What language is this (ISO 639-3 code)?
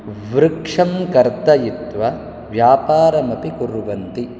san